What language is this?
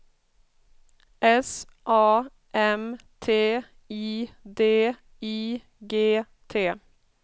Swedish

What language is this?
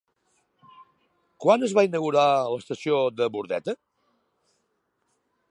Catalan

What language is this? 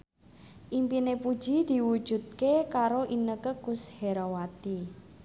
Javanese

